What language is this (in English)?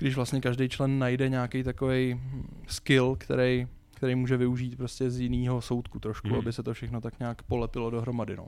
Czech